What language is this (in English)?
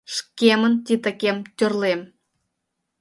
Mari